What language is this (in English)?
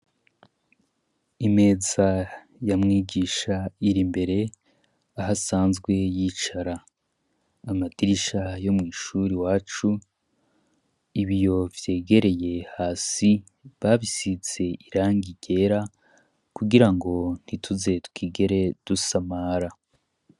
Rundi